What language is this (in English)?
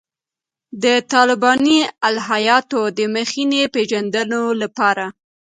Pashto